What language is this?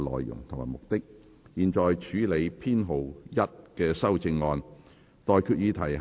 Cantonese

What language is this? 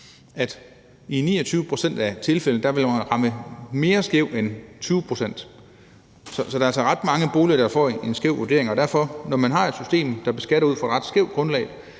Danish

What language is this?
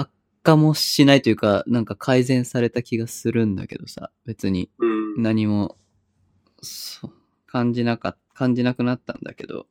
Japanese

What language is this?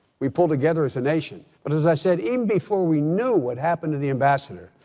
English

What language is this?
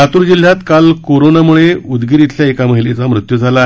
Marathi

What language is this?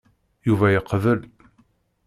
Kabyle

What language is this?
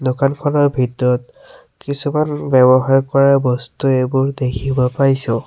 Assamese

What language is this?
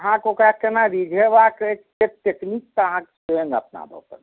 Maithili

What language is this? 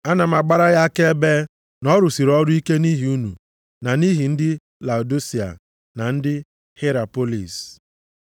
Igbo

